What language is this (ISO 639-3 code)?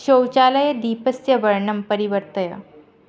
san